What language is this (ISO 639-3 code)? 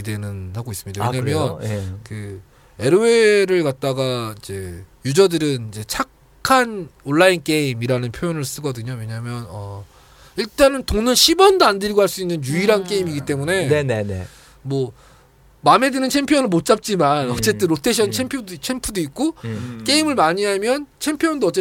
kor